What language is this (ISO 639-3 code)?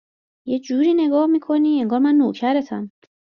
fas